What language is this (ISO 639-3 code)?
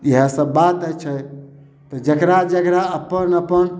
mai